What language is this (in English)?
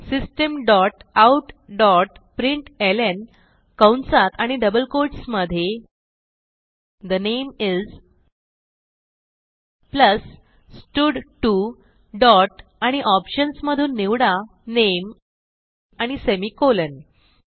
Marathi